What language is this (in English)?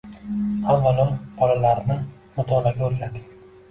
Uzbek